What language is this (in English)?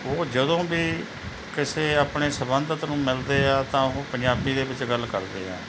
Punjabi